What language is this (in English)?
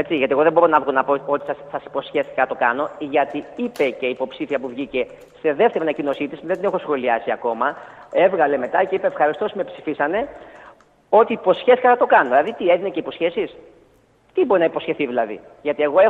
Greek